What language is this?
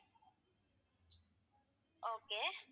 Tamil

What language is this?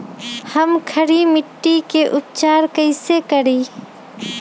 Magahi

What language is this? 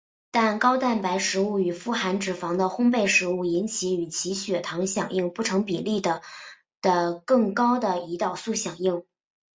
Chinese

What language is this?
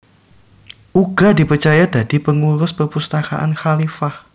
Javanese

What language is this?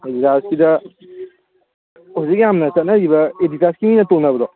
Manipuri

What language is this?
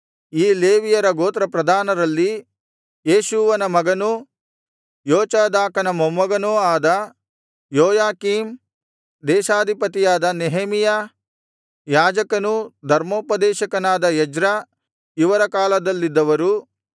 Kannada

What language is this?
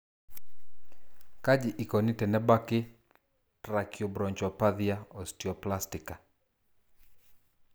Masai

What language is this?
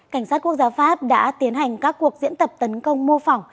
Vietnamese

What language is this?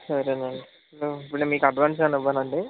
Telugu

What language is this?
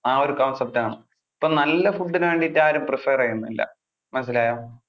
Malayalam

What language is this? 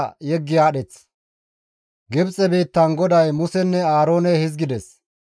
Gamo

